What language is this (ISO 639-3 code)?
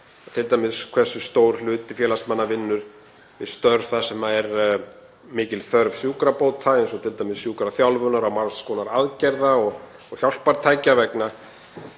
isl